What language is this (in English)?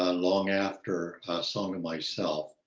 English